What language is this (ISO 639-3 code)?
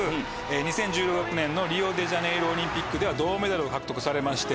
jpn